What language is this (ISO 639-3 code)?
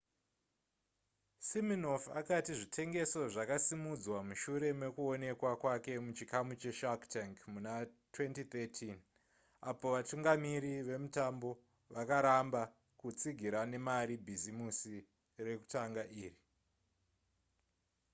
sna